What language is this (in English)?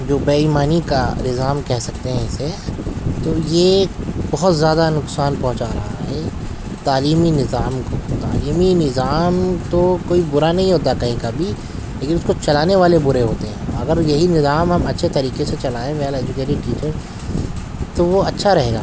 Urdu